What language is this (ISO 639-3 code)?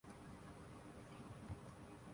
urd